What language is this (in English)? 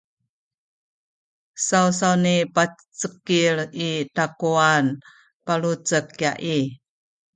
Sakizaya